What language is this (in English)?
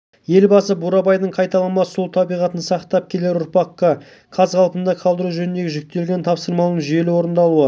Kazakh